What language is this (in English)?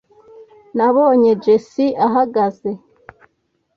Kinyarwanda